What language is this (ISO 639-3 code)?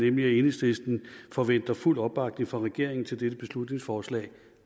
dan